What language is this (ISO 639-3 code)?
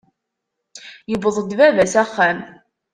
kab